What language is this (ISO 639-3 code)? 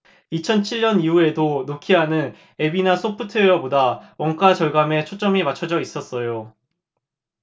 kor